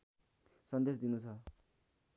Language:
Nepali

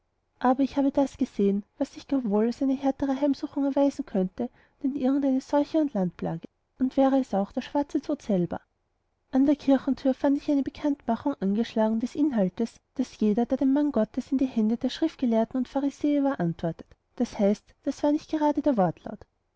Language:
German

